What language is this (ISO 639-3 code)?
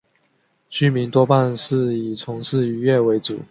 zho